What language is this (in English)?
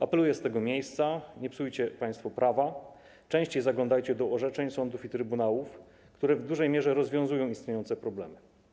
Polish